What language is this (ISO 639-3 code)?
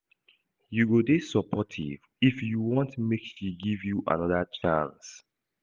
pcm